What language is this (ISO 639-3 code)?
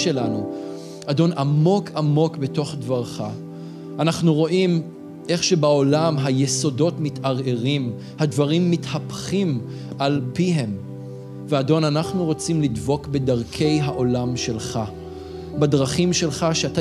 heb